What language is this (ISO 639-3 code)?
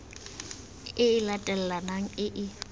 tsn